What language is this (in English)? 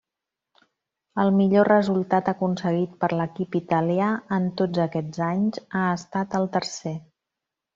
Catalan